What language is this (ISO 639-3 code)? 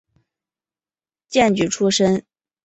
zho